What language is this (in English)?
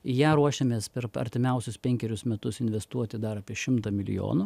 Lithuanian